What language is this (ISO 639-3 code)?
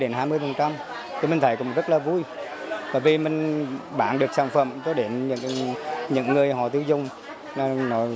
vie